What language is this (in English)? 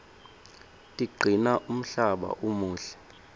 Swati